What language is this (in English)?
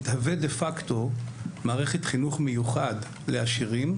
Hebrew